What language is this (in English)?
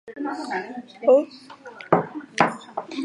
Chinese